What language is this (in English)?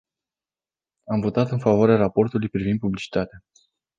Romanian